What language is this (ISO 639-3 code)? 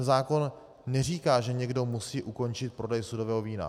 ces